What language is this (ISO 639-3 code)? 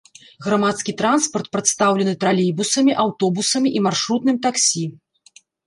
bel